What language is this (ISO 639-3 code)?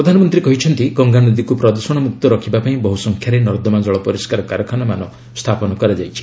ori